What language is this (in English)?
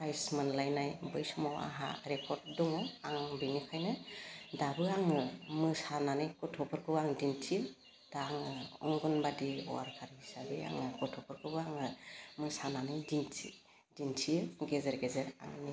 Bodo